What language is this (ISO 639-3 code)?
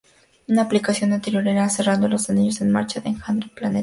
spa